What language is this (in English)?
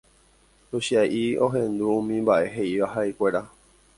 Guarani